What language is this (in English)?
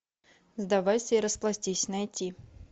Russian